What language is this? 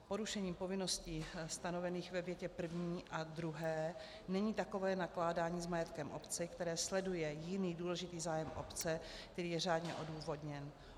Czech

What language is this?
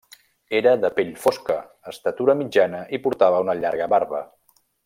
Catalan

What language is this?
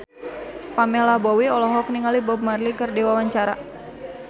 Sundanese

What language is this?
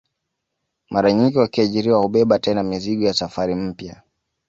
Swahili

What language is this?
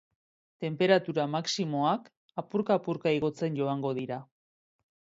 Basque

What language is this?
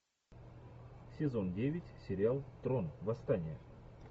Russian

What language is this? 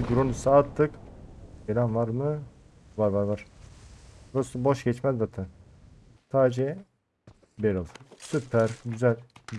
Turkish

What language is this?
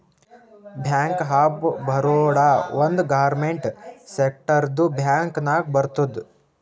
Kannada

